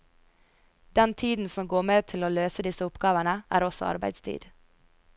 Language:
Norwegian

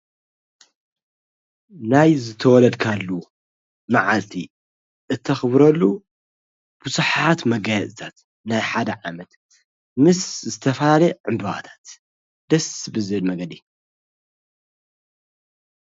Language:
Tigrinya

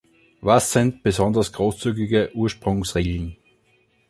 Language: German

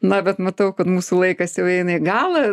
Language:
Lithuanian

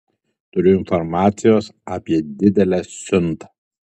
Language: Lithuanian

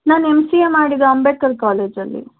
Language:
Kannada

